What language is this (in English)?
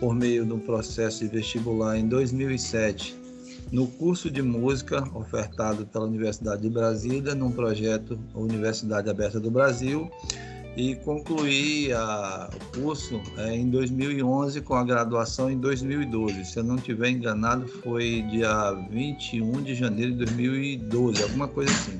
Portuguese